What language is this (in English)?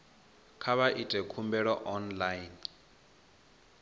Venda